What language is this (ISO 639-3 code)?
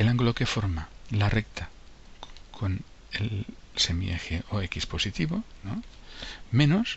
spa